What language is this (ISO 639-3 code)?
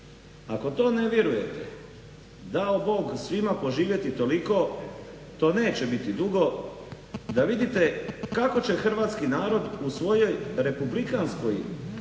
hrv